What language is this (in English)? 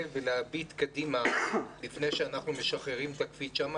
Hebrew